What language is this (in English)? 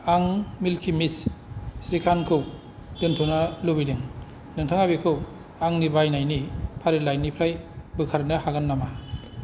Bodo